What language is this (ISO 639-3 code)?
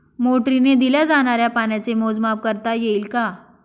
mar